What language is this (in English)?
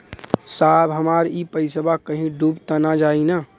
Bhojpuri